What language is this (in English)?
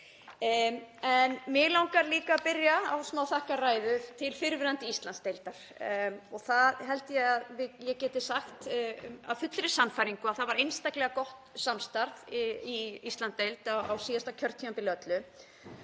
Icelandic